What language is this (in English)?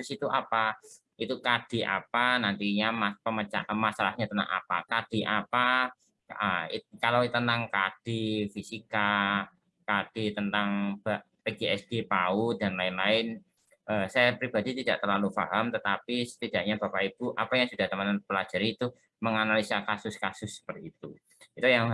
Indonesian